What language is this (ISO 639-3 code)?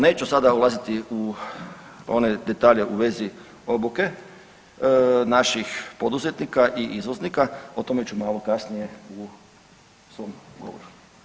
hrv